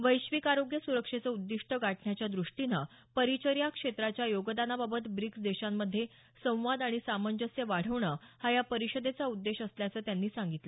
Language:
Marathi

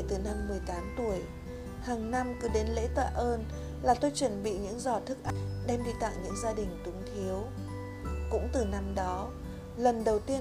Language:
Vietnamese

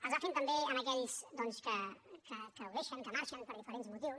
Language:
Catalan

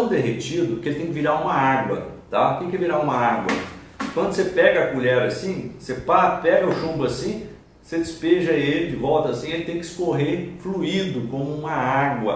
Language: Portuguese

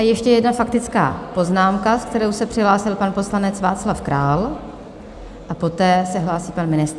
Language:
Czech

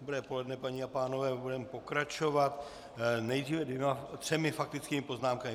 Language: Czech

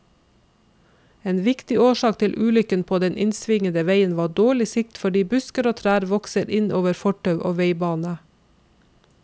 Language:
Norwegian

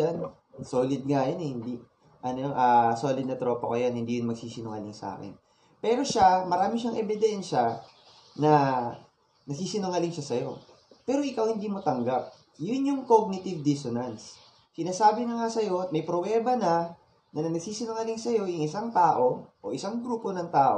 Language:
Filipino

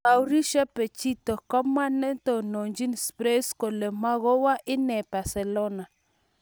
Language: Kalenjin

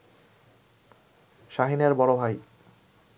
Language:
Bangla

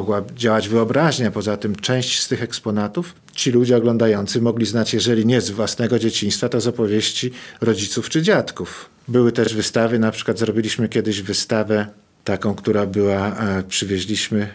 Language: Polish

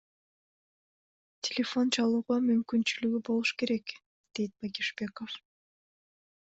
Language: Kyrgyz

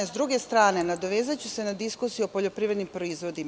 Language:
Serbian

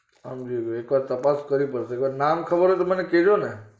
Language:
Gujarati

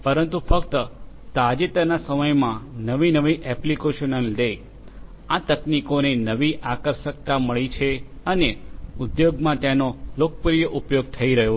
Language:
Gujarati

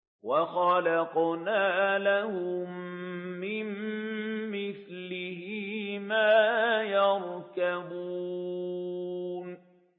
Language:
Arabic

